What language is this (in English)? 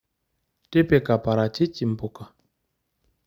Masai